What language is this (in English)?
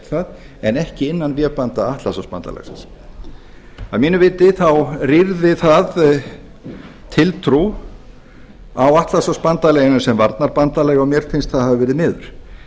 Icelandic